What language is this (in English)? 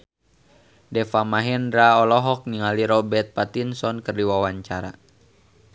Sundanese